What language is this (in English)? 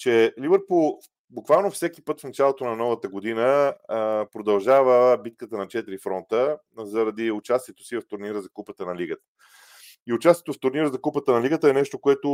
Bulgarian